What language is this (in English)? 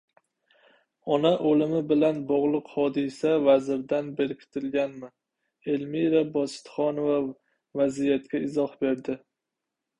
Uzbek